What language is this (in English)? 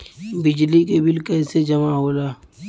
Bhojpuri